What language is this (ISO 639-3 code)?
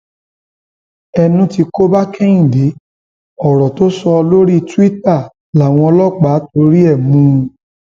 yor